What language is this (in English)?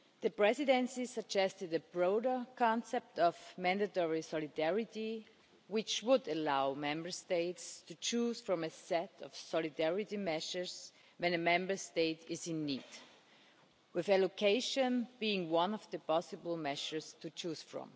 English